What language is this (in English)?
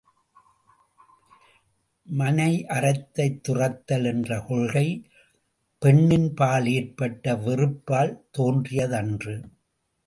Tamil